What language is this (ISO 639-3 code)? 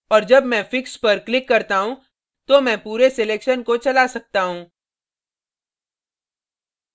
hin